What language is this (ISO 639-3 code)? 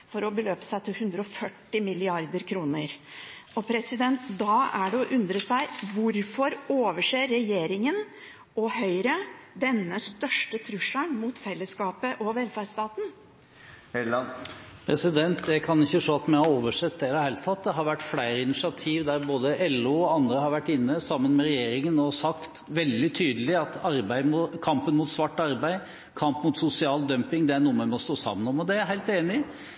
nob